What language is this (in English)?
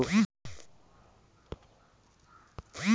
Bhojpuri